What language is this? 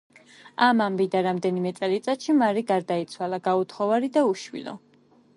Georgian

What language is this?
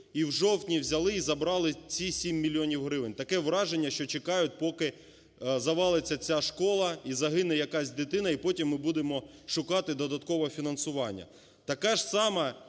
Ukrainian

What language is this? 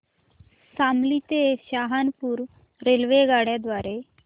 Marathi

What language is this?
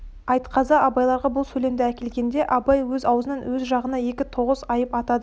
Kazakh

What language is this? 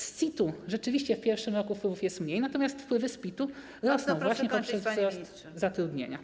Polish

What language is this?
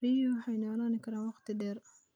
Somali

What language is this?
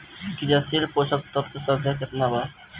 Bhojpuri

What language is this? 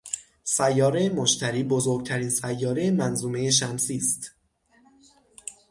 Persian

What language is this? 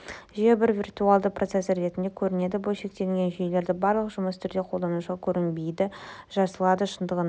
Kazakh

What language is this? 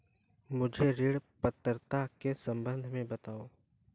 Hindi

